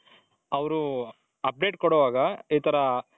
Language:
Kannada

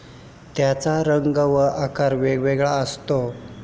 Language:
Marathi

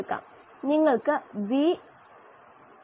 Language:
Malayalam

